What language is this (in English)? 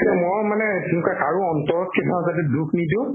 Assamese